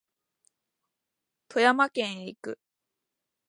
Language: Japanese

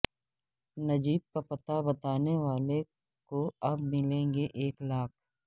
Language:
Urdu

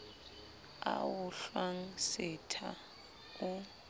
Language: Southern Sotho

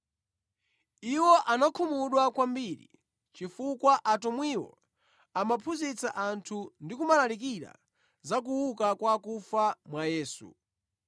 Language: Nyanja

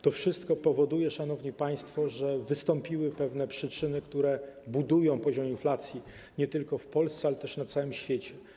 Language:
Polish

